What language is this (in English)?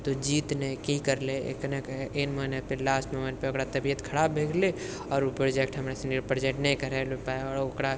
Maithili